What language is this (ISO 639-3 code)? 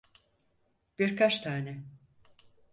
tur